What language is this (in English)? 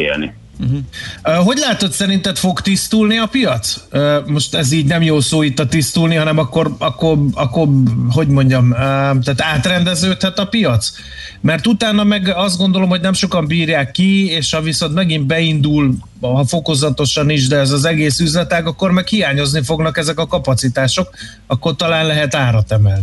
Hungarian